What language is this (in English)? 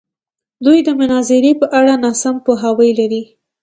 Pashto